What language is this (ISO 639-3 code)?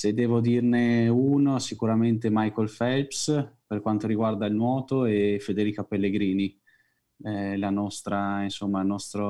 ita